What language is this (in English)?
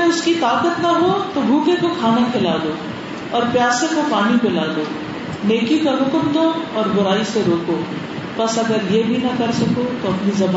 Urdu